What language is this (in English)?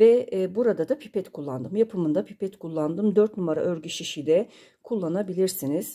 Turkish